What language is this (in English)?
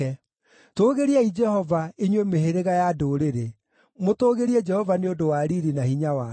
Kikuyu